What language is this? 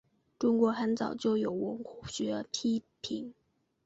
Chinese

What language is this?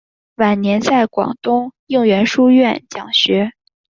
Chinese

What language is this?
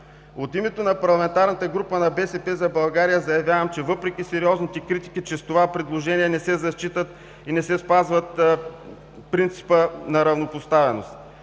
Bulgarian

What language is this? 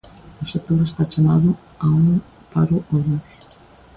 Galician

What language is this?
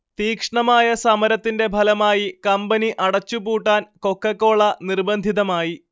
Malayalam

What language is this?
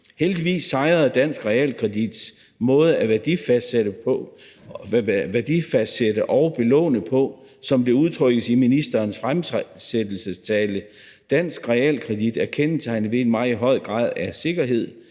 Danish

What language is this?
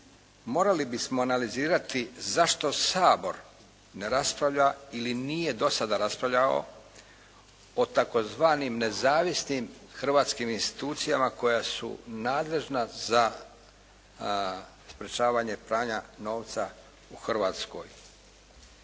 Croatian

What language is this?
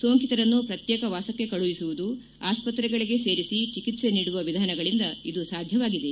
Kannada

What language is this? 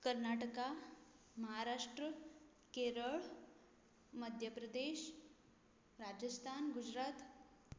Konkani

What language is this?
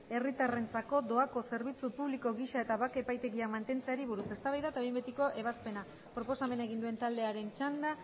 Basque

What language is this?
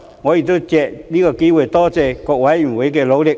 Cantonese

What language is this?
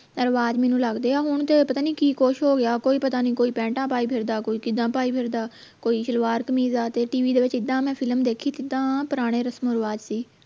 Punjabi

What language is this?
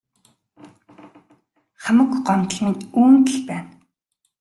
Mongolian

